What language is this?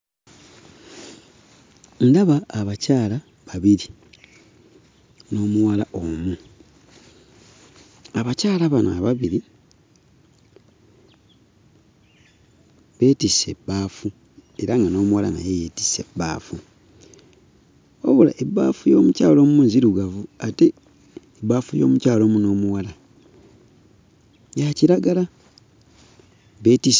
Ganda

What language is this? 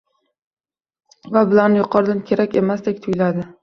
Uzbek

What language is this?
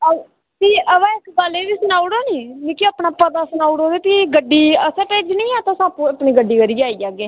Dogri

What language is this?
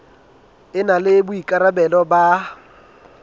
Southern Sotho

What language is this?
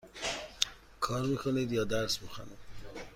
Persian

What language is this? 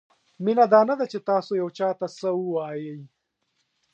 Pashto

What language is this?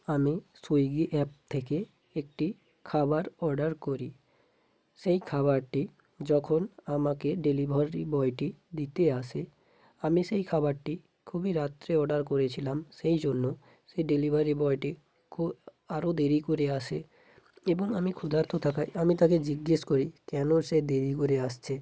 Bangla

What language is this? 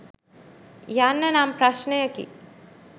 Sinhala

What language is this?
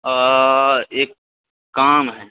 Maithili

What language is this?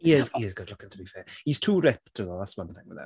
English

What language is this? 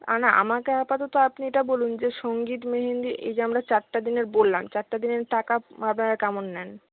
Bangla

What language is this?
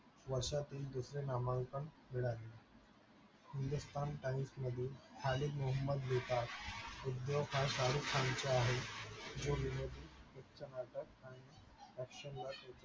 Marathi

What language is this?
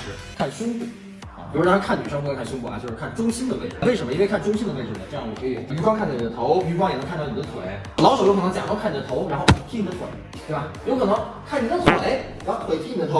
Chinese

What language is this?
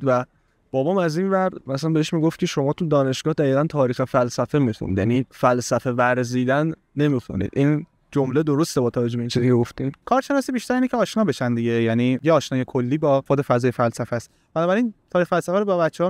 Persian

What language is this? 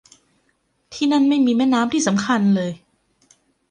Thai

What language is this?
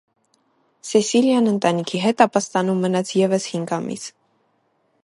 Armenian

